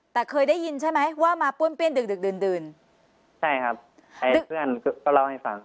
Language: Thai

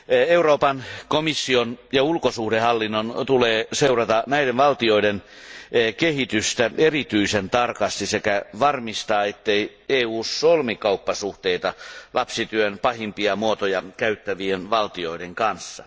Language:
Finnish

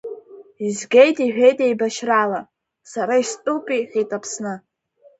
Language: Abkhazian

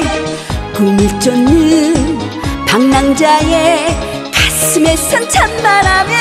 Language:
Korean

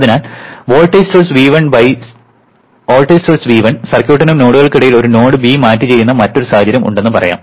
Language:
Malayalam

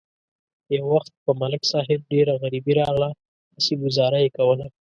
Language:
Pashto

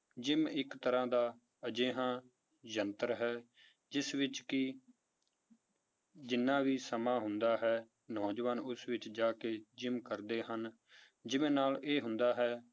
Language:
Punjabi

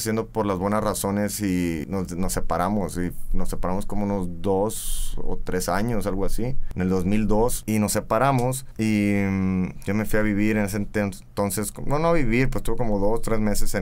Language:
Spanish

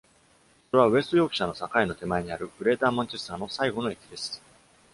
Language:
Japanese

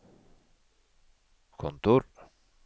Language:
Norwegian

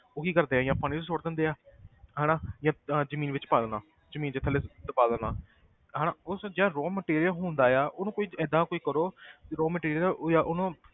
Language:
Punjabi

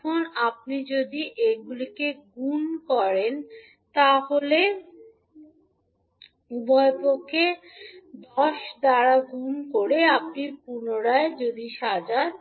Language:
Bangla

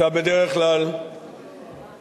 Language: Hebrew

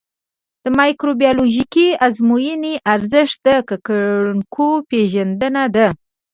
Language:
Pashto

